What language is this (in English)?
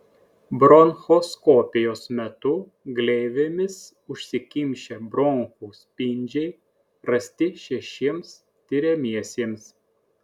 Lithuanian